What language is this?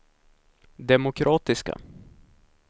Swedish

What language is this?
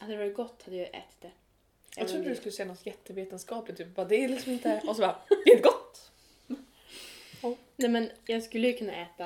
Swedish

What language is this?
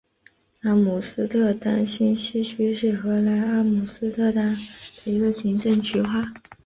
Chinese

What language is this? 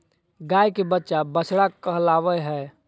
Magahi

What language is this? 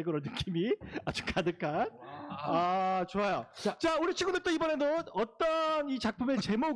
Korean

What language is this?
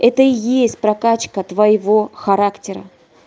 Russian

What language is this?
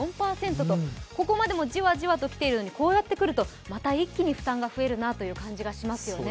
Japanese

